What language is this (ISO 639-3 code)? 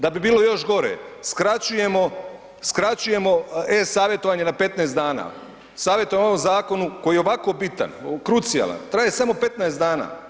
hrv